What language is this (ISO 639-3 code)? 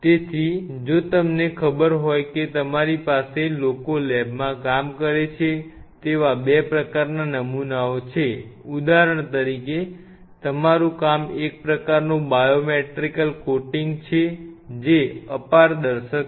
guj